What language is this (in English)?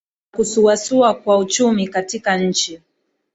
Swahili